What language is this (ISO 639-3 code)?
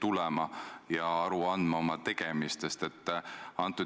est